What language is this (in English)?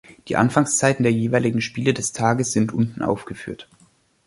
German